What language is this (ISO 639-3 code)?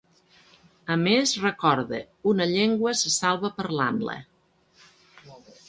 cat